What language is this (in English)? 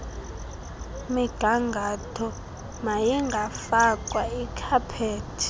Xhosa